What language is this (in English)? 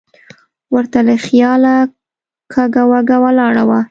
Pashto